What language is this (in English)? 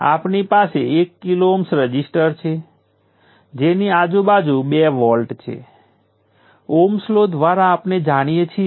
Gujarati